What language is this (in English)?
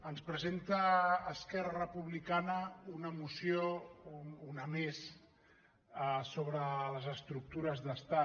Catalan